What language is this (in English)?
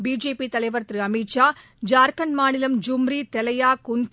Tamil